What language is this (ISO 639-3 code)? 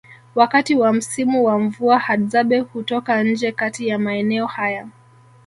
swa